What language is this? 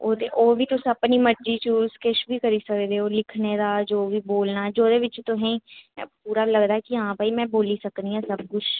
Dogri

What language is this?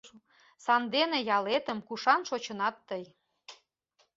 Mari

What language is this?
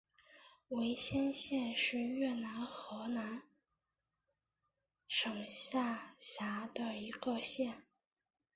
Chinese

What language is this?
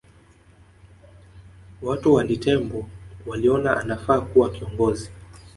Swahili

